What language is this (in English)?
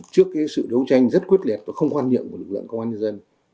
Vietnamese